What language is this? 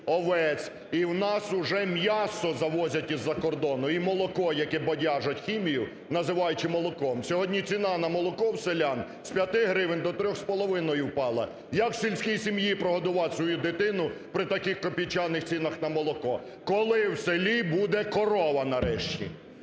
Ukrainian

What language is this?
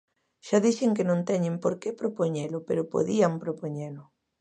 Galician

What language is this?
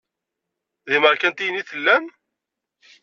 Kabyle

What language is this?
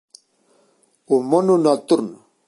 Galician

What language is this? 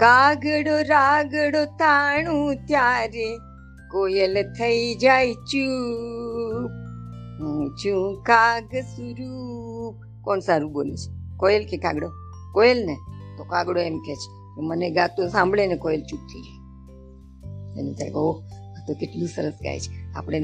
Gujarati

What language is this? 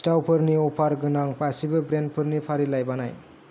Bodo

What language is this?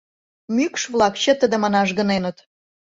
Mari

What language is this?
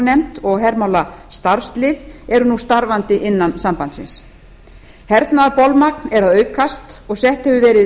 Icelandic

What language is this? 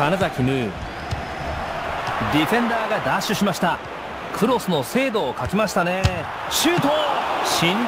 Japanese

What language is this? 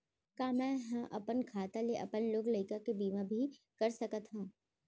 Chhattisgarhi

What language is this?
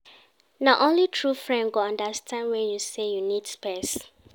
Nigerian Pidgin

